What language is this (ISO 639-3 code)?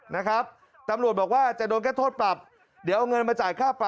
tha